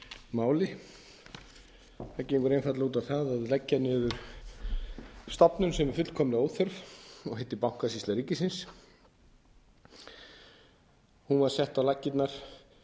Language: Icelandic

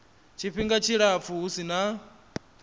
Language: Venda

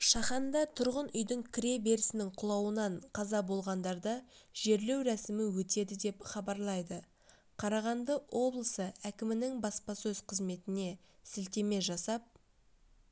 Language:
Kazakh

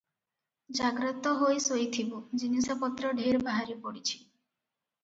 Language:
Odia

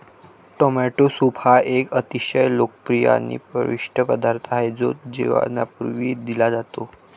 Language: Marathi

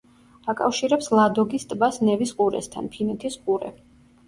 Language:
Georgian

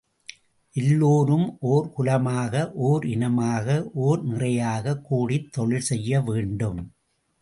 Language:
Tamil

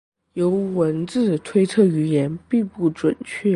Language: Chinese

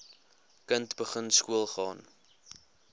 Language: Afrikaans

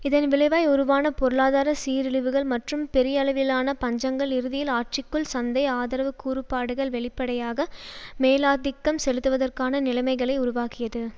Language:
Tamil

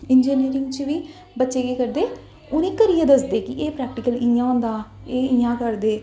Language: Dogri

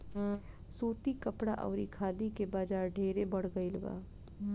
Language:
Bhojpuri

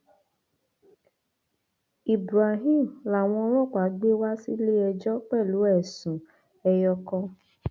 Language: Yoruba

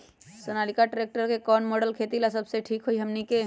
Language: Magahi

